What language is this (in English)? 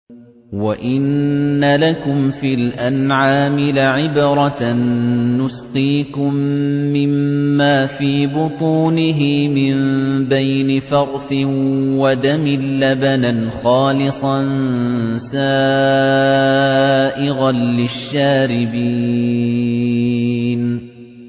Arabic